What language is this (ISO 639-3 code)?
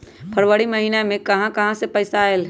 mag